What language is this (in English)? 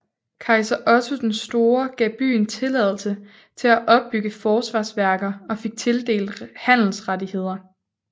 Danish